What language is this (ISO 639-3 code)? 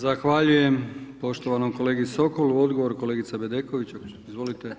hrv